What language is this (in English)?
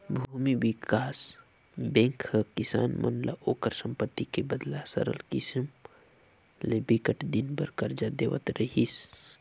Chhattisgarhi